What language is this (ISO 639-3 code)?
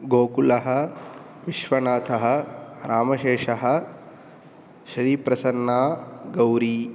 san